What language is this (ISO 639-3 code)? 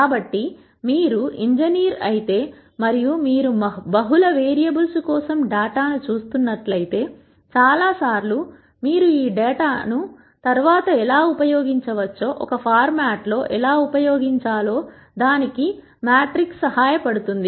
tel